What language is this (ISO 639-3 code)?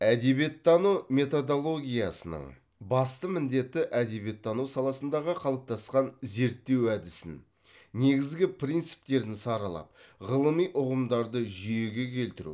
kaz